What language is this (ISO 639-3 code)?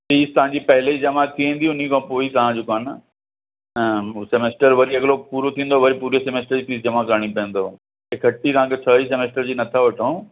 snd